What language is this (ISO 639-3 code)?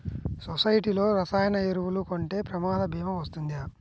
tel